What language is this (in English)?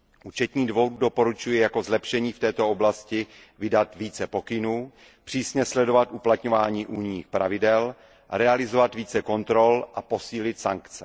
Czech